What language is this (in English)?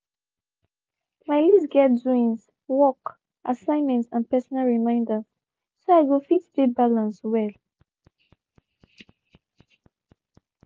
Nigerian Pidgin